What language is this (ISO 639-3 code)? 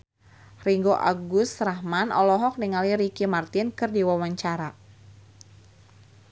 sun